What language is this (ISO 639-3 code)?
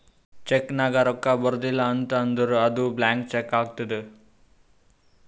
kan